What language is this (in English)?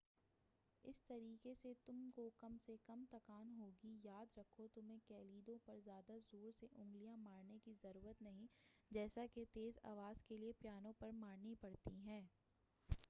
Urdu